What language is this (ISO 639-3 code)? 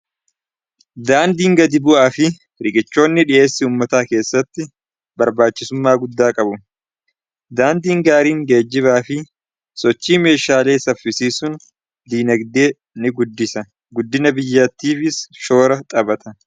orm